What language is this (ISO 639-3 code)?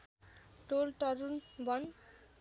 nep